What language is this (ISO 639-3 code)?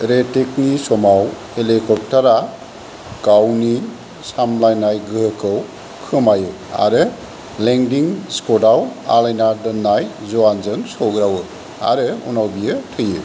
brx